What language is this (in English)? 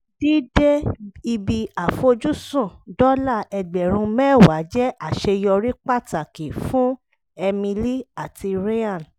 Yoruba